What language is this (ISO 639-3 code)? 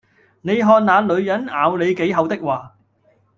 yue